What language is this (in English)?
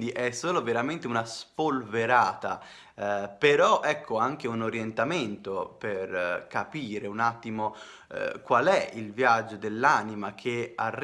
Italian